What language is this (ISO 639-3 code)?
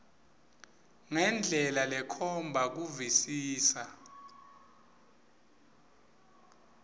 ssw